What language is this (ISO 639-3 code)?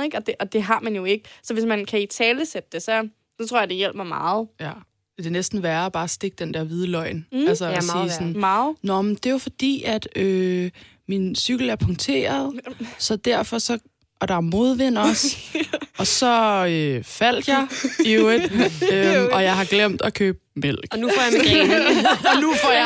dan